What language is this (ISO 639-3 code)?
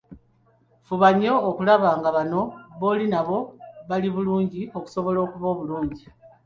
lug